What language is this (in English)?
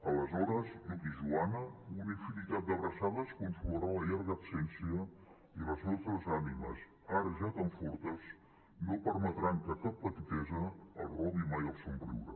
Catalan